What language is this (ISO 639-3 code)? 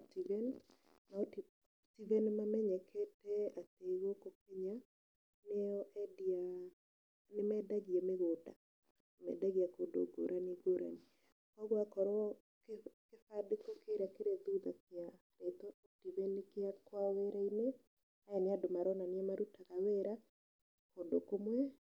kik